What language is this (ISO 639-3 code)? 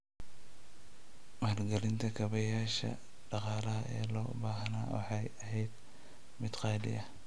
som